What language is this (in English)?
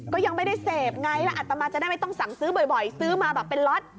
Thai